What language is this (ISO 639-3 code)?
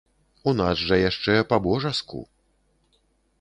bel